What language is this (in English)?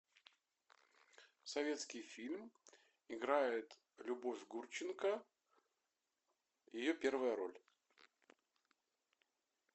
Russian